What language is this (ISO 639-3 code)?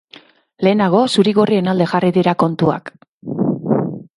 eus